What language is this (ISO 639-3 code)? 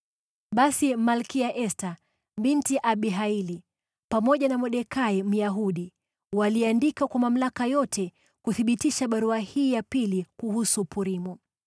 swa